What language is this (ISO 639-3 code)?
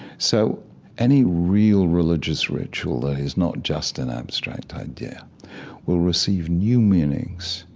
eng